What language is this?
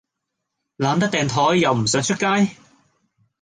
Cantonese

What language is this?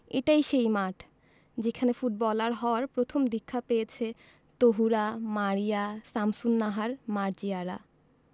Bangla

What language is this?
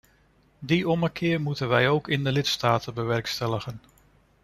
Dutch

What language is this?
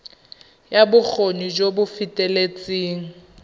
Tswana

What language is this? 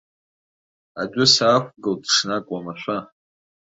Abkhazian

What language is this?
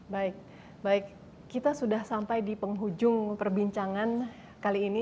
Indonesian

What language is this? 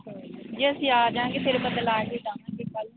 Punjabi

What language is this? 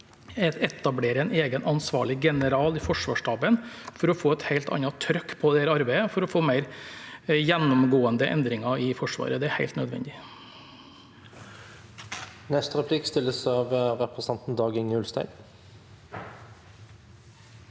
Norwegian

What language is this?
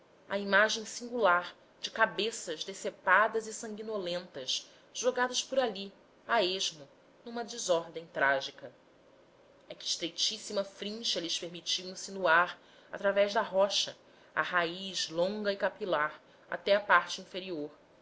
Portuguese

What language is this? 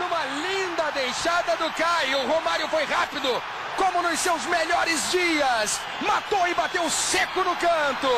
Portuguese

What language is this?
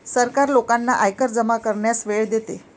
Marathi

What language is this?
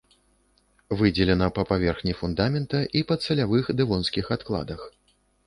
Belarusian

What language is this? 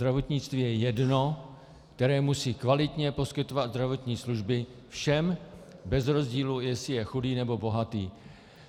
Czech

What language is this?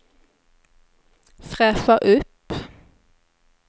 Swedish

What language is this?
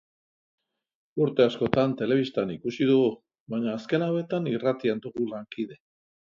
Basque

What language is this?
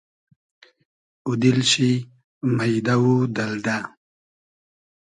Hazaragi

